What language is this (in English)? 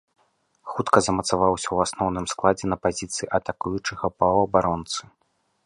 Belarusian